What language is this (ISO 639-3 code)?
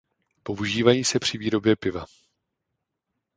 ces